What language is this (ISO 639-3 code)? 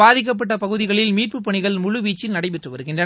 tam